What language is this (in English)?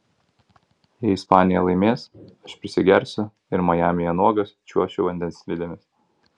Lithuanian